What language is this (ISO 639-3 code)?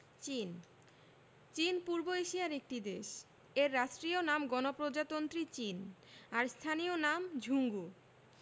ben